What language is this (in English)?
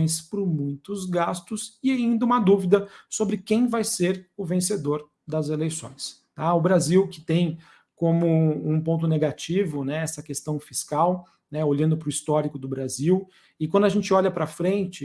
Portuguese